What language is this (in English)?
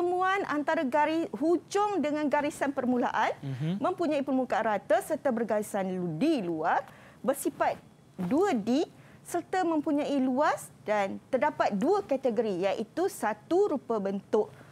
Malay